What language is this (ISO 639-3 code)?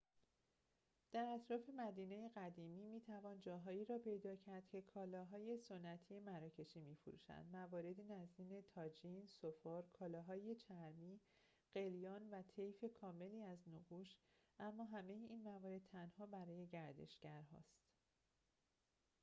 fas